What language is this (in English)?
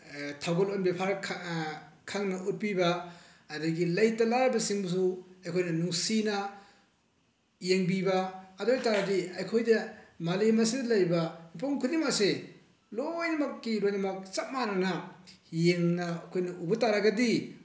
Manipuri